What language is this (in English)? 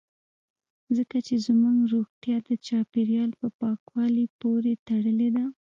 Pashto